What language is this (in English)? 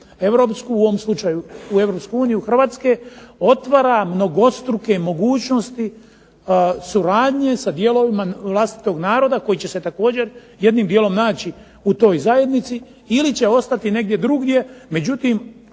Croatian